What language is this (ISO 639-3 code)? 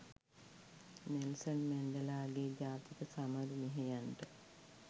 sin